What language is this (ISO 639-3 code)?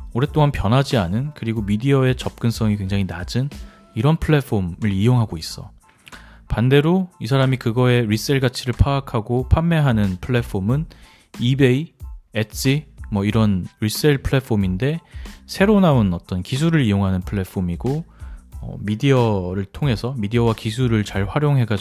kor